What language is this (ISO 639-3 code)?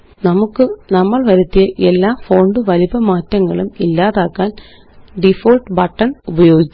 mal